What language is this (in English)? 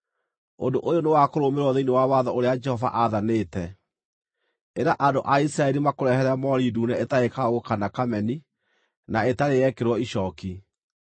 Kikuyu